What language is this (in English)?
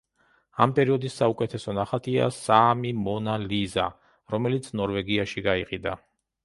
Georgian